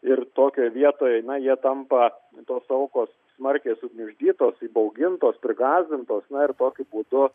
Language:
Lithuanian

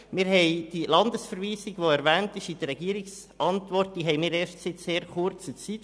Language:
Swiss German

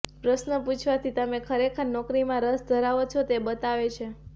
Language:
Gujarati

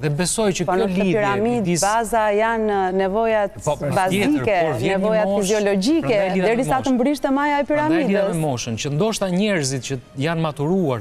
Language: Romanian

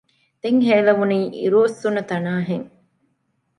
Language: Divehi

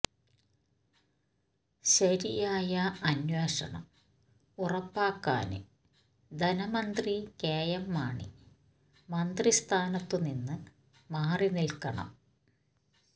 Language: Malayalam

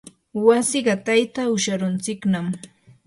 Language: Yanahuanca Pasco Quechua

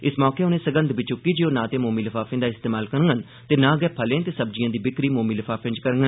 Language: Dogri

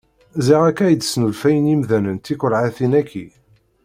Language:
Kabyle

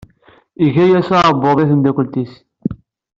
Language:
Kabyle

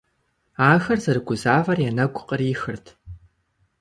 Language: Kabardian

